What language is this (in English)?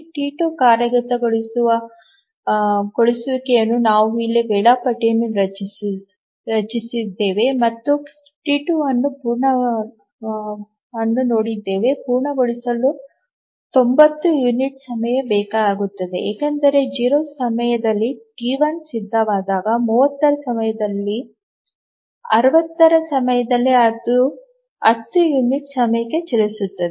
Kannada